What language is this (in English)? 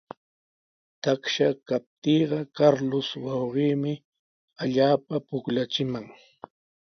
Sihuas Ancash Quechua